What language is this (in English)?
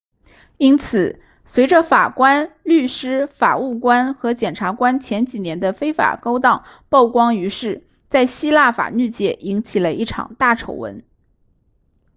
Chinese